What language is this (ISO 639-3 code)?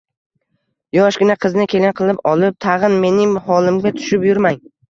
uzb